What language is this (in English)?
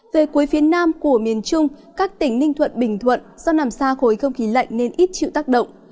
Vietnamese